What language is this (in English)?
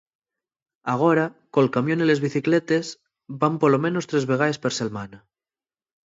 Asturian